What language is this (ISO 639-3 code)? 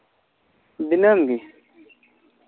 sat